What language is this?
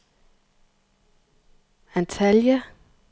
Danish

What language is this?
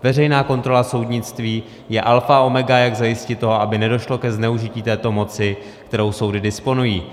Czech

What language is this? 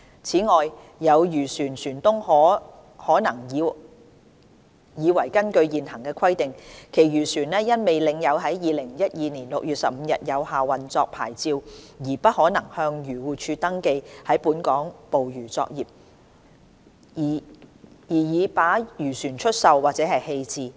Cantonese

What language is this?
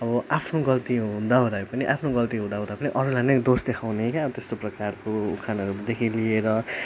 Nepali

